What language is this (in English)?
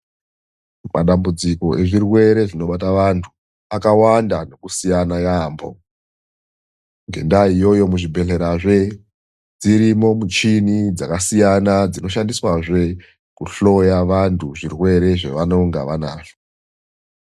Ndau